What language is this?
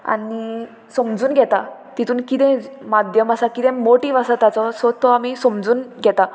Konkani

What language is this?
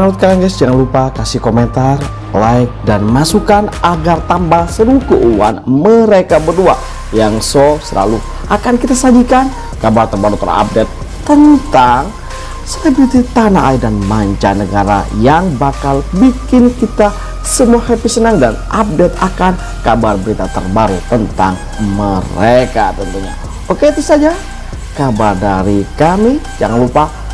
Indonesian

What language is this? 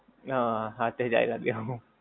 Gujarati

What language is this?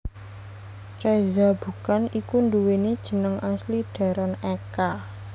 Javanese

